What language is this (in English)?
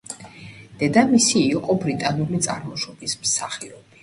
Georgian